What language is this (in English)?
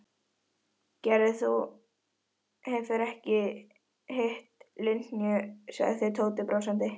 Icelandic